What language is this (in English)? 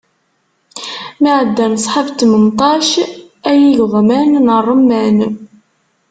Kabyle